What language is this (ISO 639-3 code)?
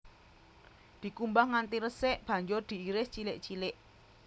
jav